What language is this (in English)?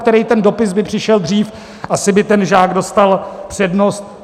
Czech